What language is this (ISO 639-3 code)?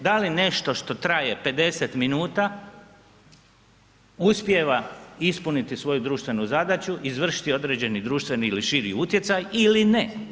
hrv